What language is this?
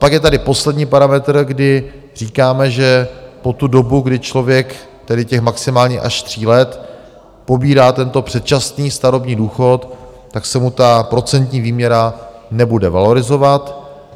Czech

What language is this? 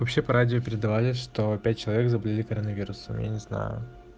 Russian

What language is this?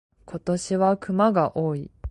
Japanese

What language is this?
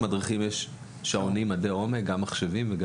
Hebrew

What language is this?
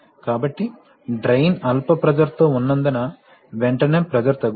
Telugu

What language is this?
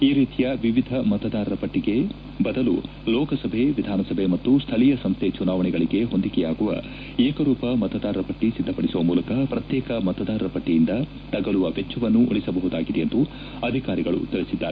Kannada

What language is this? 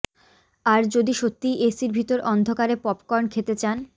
Bangla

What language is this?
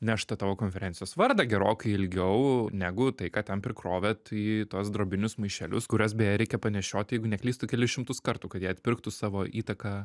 Lithuanian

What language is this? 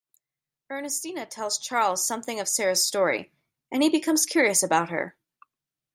English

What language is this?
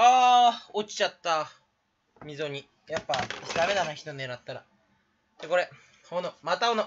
Japanese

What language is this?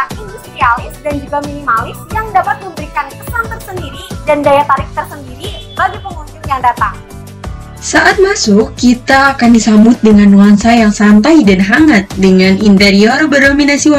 Indonesian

